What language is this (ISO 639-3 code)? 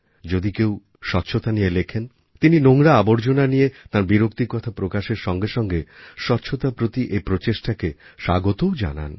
ben